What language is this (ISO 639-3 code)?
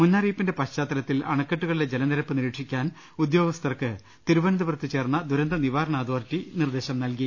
mal